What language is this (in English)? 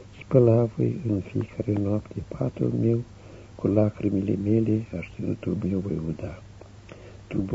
Romanian